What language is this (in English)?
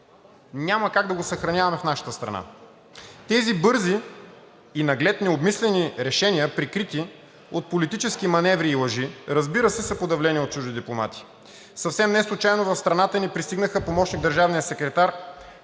Bulgarian